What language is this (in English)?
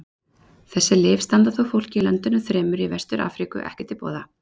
Icelandic